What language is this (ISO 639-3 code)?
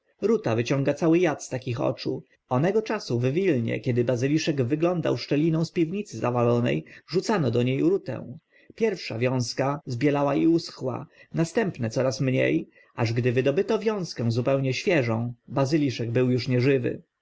pol